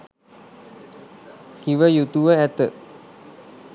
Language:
Sinhala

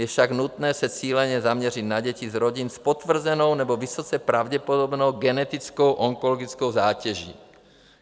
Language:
Czech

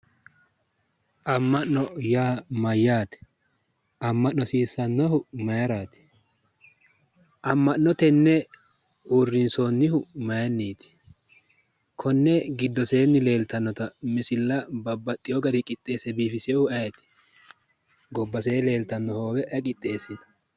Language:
Sidamo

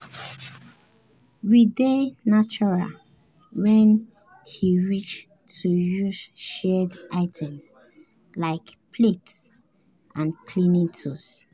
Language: Nigerian Pidgin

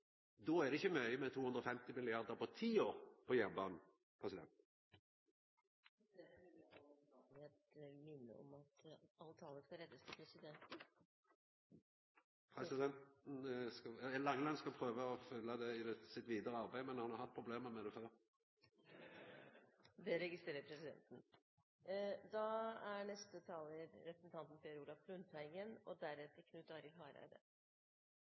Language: Norwegian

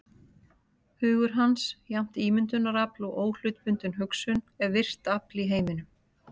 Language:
Icelandic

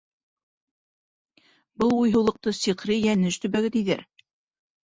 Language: Bashkir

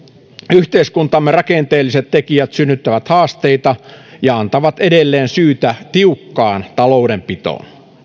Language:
Finnish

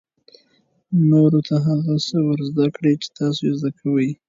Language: Pashto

